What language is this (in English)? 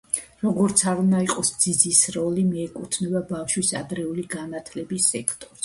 Georgian